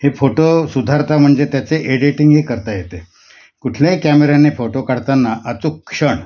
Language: Marathi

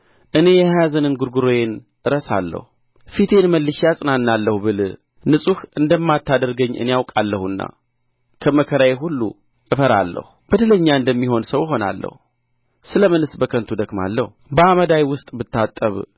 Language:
Amharic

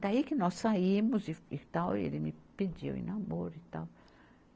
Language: Portuguese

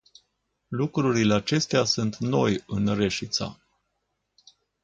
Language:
Romanian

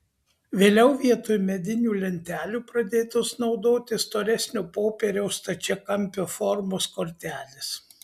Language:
Lithuanian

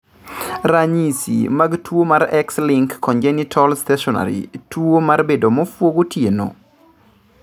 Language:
Luo (Kenya and Tanzania)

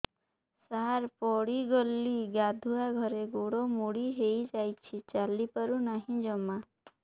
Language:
Odia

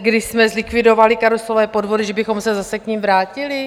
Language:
Czech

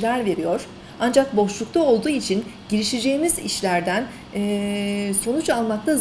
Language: Turkish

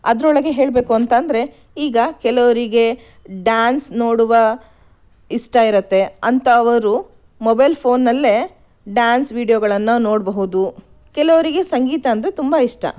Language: Kannada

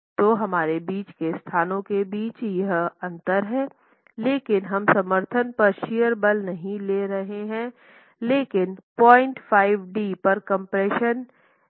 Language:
Hindi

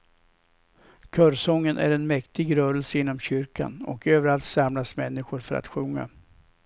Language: Swedish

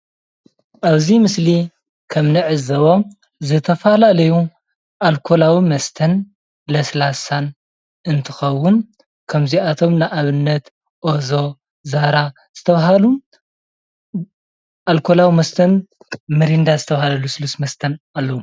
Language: Tigrinya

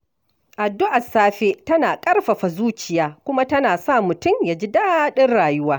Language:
Hausa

